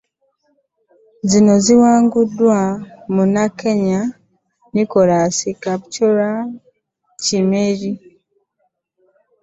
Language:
Ganda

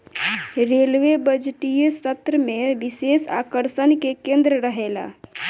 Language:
Bhojpuri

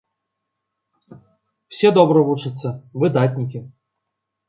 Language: Belarusian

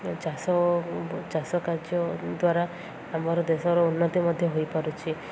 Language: Odia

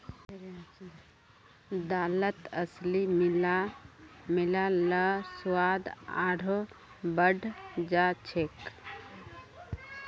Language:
Magahi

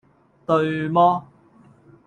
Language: Cantonese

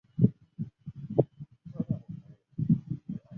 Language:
Chinese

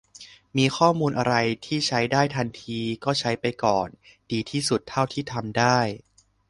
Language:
Thai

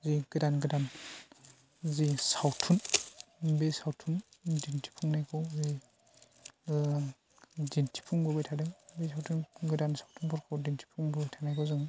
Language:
Bodo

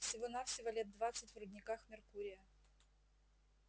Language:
Russian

